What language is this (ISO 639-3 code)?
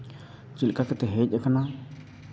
sat